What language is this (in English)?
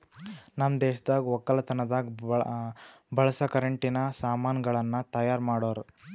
Kannada